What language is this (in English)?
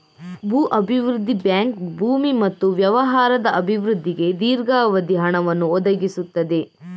Kannada